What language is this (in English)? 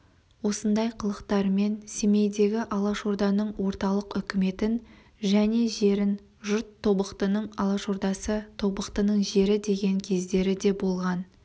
Kazakh